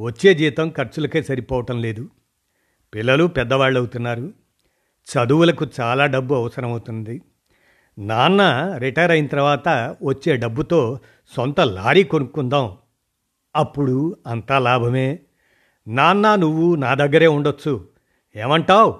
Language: Telugu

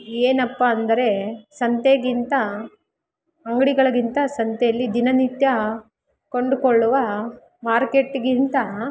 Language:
Kannada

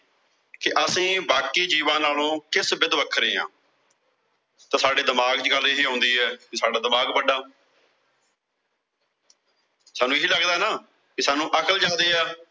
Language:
Punjabi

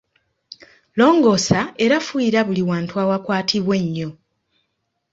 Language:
Ganda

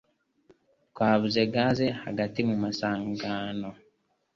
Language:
Kinyarwanda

